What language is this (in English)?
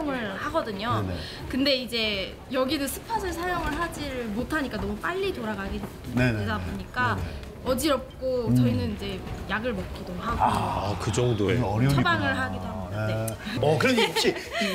Korean